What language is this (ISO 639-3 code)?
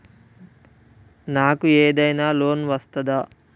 tel